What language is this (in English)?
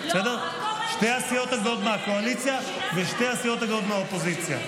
Hebrew